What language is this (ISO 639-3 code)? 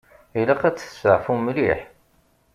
kab